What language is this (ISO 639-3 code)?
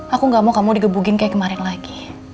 ind